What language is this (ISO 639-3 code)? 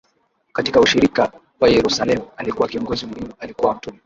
swa